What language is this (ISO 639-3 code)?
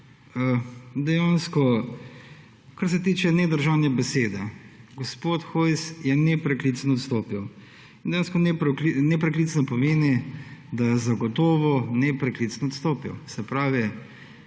slv